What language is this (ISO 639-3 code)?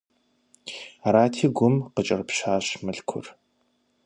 kbd